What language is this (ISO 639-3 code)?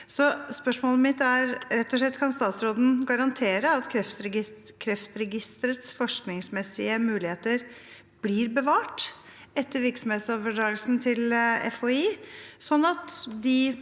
nor